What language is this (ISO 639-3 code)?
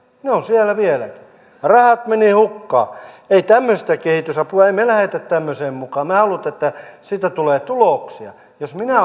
fin